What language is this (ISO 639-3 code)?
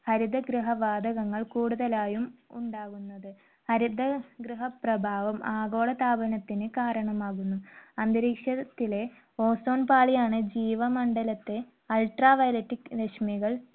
mal